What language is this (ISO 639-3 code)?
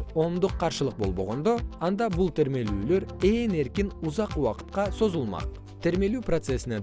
kir